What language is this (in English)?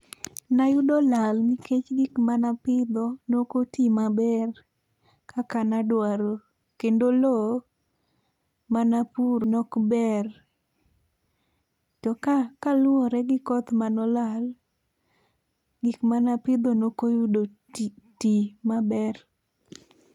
Luo (Kenya and Tanzania)